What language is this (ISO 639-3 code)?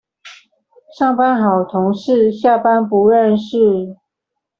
zho